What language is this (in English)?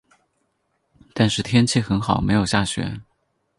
Chinese